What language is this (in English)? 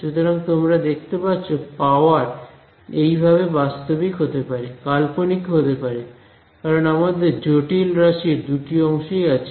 Bangla